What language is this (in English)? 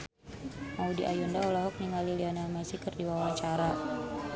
Sundanese